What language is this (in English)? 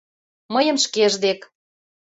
Mari